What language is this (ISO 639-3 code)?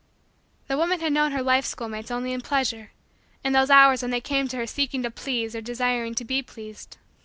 eng